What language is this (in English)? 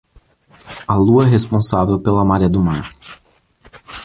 Portuguese